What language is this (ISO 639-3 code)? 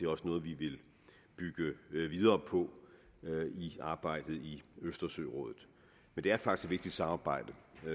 dan